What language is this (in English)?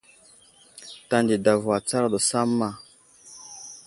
Wuzlam